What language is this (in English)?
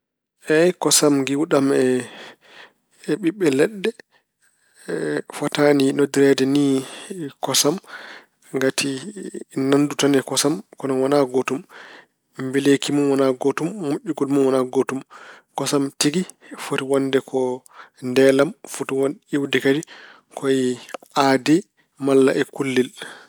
Fula